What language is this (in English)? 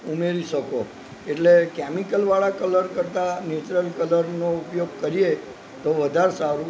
Gujarati